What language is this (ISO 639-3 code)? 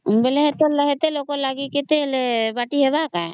ori